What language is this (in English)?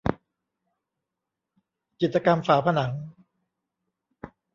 Thai